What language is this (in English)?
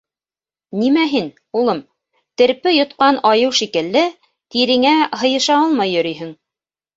Bashkir